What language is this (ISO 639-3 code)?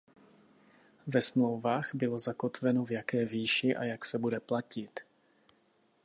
ces